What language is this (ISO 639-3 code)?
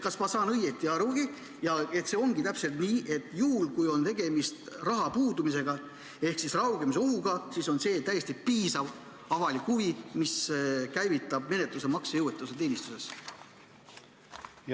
est